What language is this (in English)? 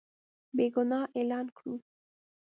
Pashto